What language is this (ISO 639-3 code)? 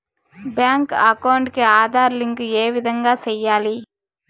tel